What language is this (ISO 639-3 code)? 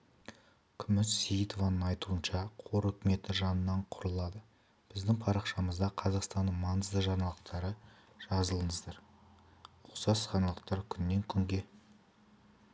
kaz